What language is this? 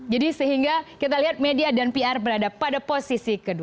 Indonesian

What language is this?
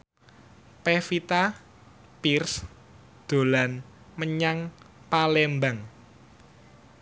Javanese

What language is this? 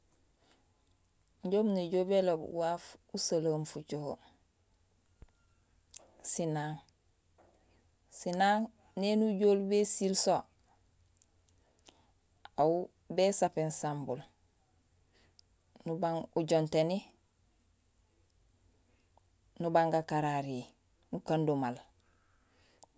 Gusilay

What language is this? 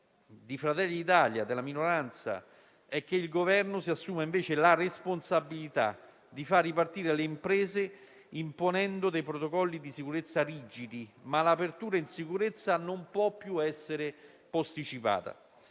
Italian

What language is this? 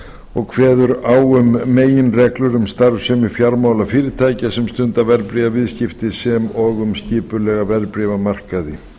Icelandic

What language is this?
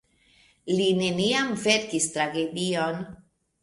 Esperanto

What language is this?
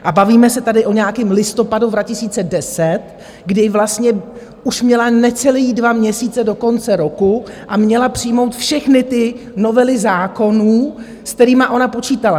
Czech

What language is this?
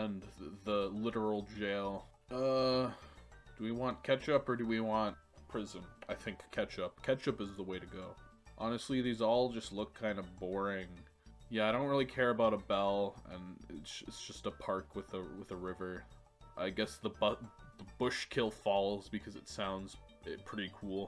English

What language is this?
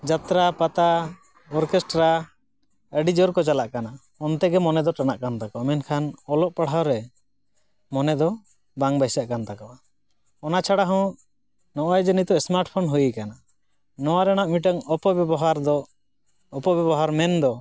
Santali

